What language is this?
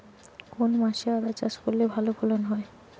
Bangla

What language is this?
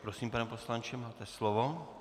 Czech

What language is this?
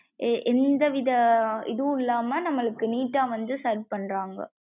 Tamil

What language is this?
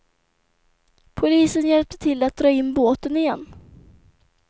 Swedish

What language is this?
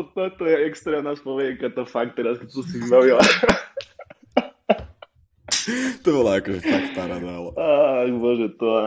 Slovak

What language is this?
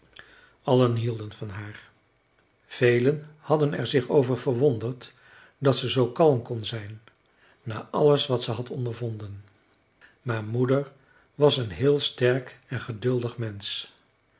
Dutch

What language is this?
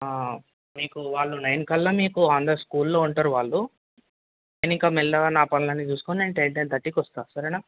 Telugu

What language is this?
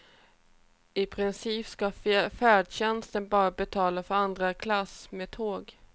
Swedish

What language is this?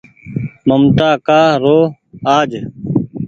Goaria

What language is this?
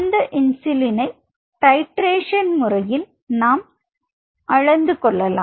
Tamil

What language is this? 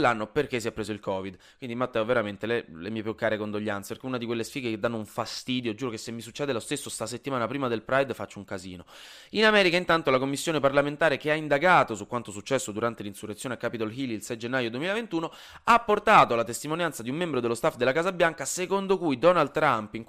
Italian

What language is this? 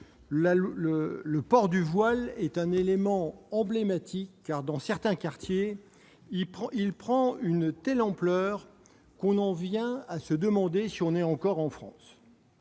French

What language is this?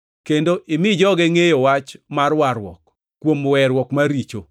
Luo (Kenya and Tanzania)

